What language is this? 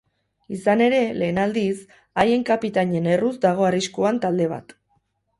Basque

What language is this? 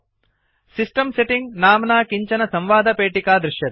Sanskrit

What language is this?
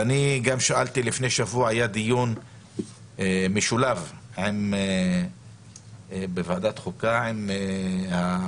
Hebrew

